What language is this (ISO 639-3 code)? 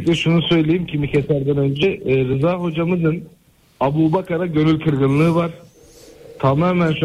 tur